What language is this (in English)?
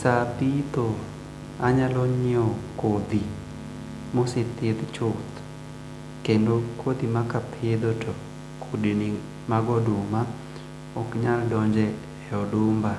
Luo (Kenya and Tanzania)